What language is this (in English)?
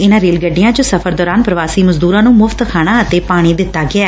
Punjabi